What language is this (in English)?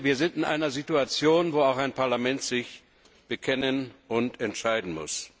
German